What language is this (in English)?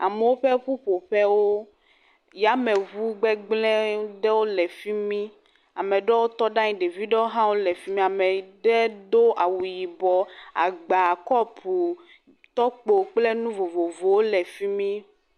Ewe